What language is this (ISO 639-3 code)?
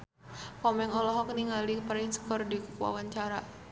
sun